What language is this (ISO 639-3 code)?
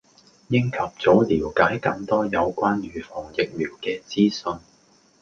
yue